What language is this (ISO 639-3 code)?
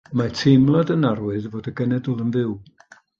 cym